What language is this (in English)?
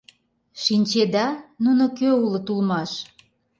Mari